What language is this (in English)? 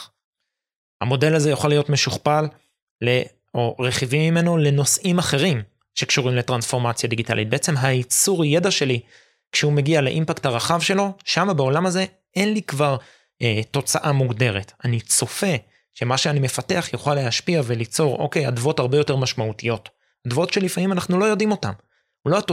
Hebrew